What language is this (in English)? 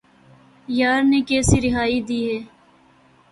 Urdu